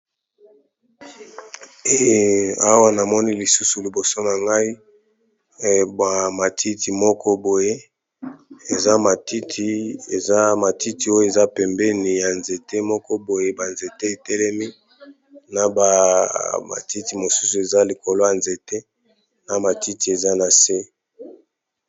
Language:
Lingala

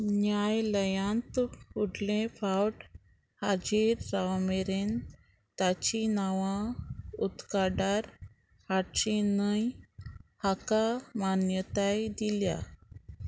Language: Konkani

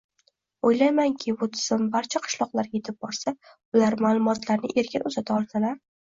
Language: Uzbek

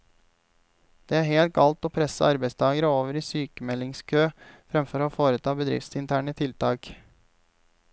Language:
Norwegian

